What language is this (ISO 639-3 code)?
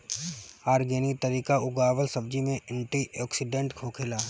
bho